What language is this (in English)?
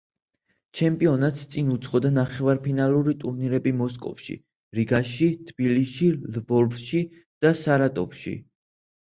Georgian